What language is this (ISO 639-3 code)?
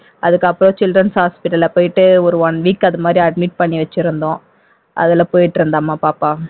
tam